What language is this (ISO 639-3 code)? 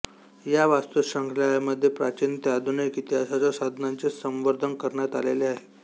mar